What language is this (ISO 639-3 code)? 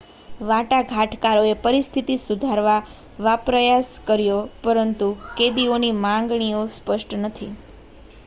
guj